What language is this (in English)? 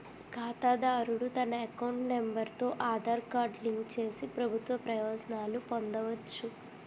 Telugu